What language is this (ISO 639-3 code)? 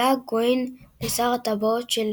heb